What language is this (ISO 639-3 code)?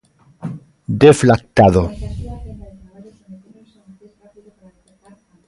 glg